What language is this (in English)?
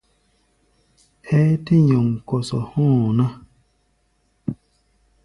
Gbaya